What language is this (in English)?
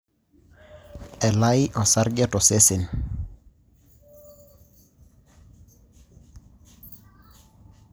Masai